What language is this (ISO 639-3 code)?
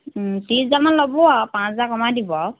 asm